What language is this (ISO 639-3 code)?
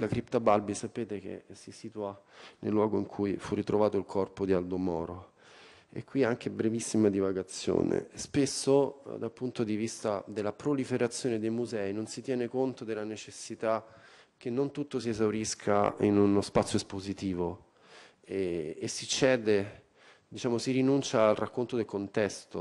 ita